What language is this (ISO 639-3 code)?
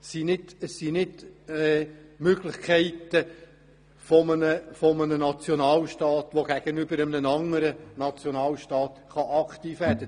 gsw